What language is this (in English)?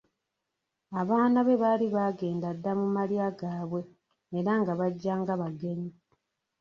Ganda